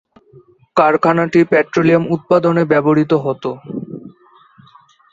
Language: Bangla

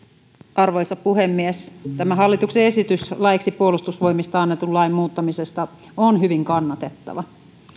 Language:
Finnish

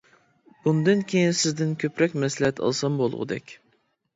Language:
Uyghur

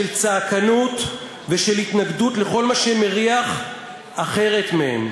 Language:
Hebrew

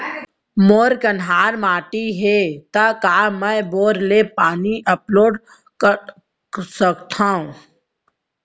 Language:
Chhattisgarhi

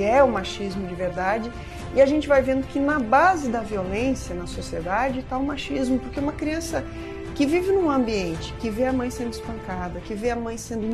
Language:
Portuguese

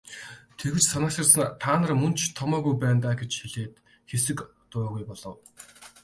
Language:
Mongolian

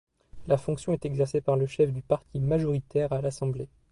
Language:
French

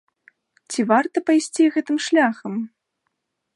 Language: Belarusian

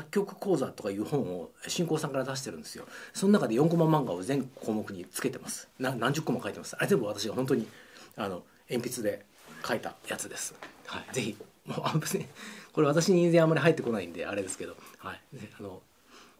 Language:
Japanese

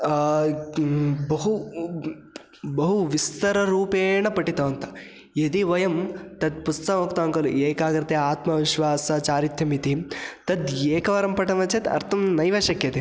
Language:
Sanskrit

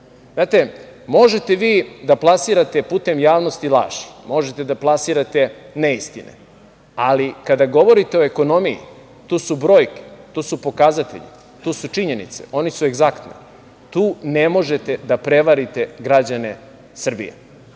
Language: Serbian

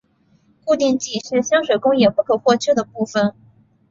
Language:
Chinese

